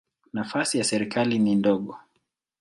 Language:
Swahili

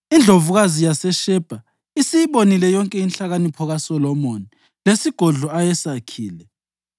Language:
North Ndebele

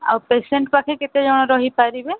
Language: Odia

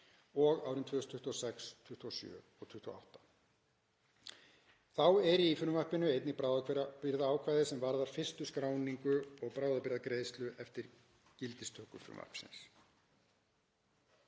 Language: Icelandic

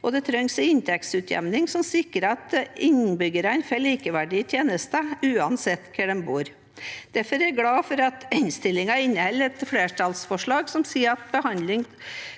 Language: Norwegian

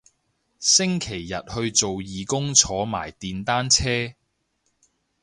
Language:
Cantonese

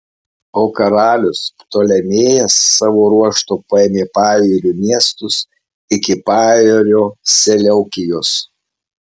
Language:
Lithuanian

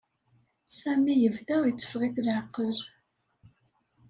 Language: Kabyle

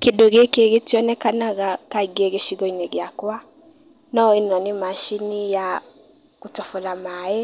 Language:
Kikuyu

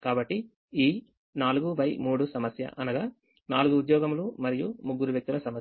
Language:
Telugu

